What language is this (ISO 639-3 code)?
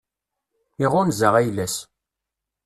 kab